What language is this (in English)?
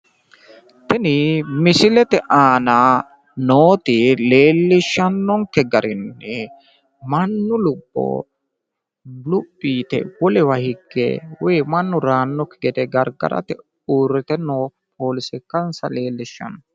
Sidamo